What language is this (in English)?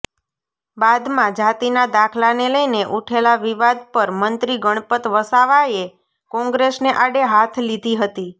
Gujarati